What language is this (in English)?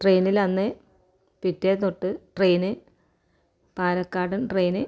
Malayalam